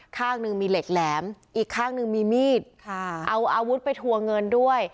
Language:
Thai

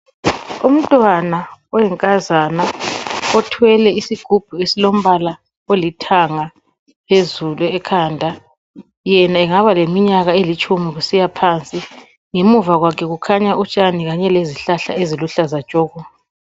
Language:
North Ndebele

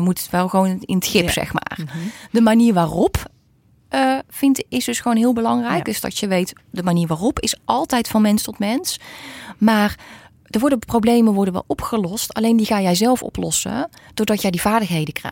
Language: Dutch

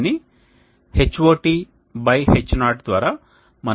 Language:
Telugu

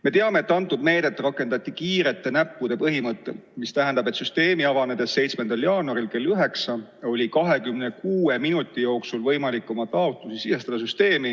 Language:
Estonian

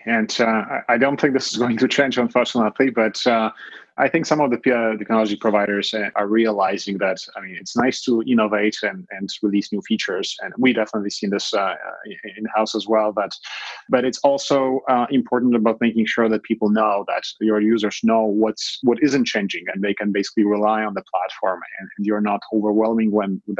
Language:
English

